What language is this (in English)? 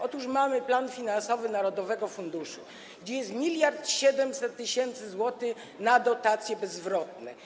Polish